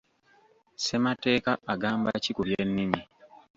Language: Ganda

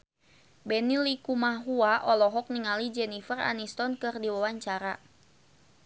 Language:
Sundanese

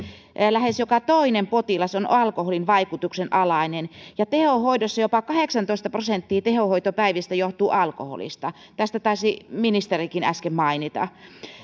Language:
Finnish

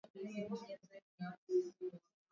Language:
Swahili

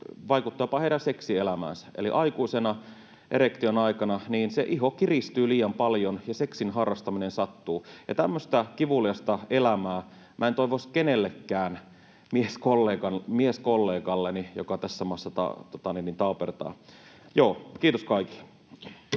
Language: Finnish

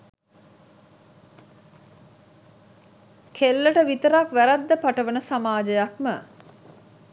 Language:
Sinhala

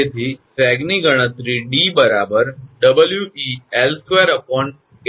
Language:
Gujarati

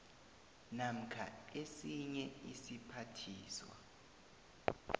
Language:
South Ndebele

